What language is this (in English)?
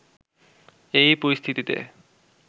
Bangla